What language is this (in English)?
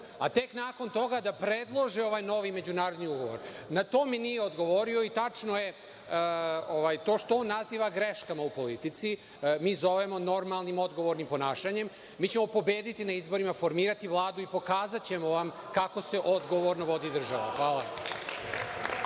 Serbian